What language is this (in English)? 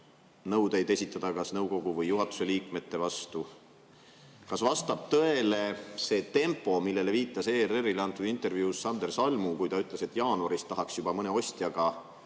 Estonian